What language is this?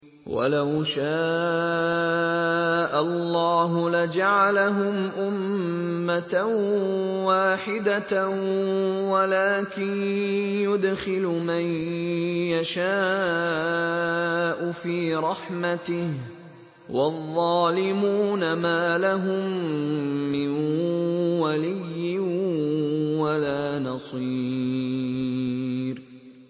Arabic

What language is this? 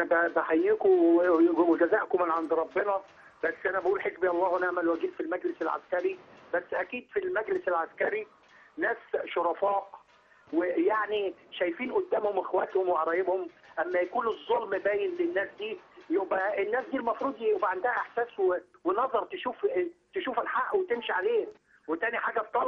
Arabic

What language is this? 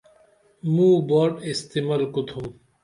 Dameli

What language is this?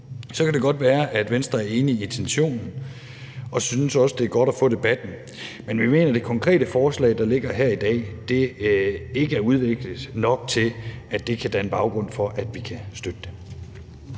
Danish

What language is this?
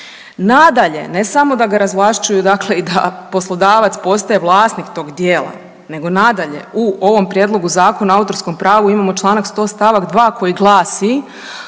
Croatian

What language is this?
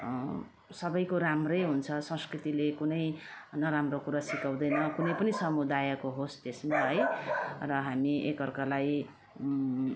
Nepali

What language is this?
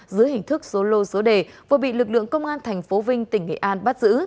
Vietnamese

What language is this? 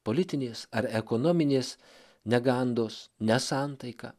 Lithuanian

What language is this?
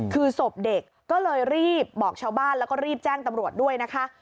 Thai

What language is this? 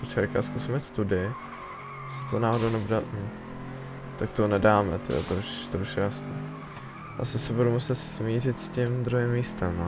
Czech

